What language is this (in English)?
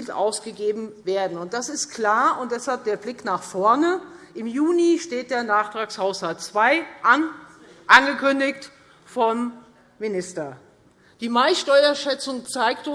German